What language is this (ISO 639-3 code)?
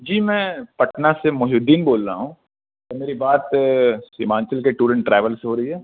urd